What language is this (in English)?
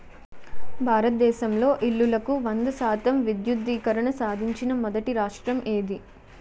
Telugu